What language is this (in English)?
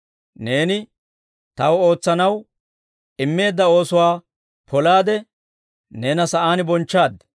Dawro